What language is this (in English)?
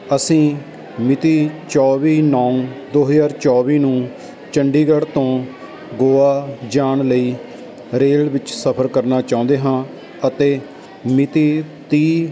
Punjabi